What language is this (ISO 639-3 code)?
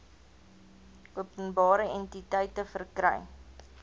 afr